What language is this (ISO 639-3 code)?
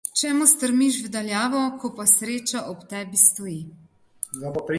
slv